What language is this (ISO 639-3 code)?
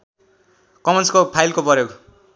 nep